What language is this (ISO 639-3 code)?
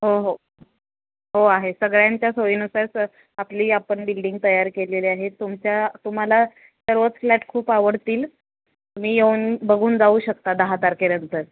mar